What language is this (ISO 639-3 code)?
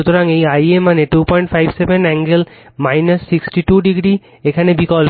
ben